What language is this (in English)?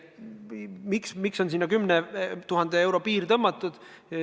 Estonian